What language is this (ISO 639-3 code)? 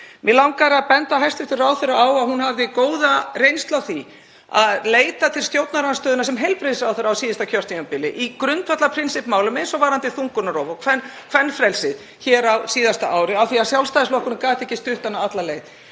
isl